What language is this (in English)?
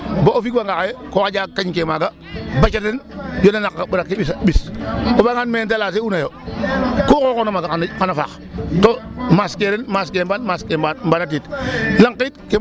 Serer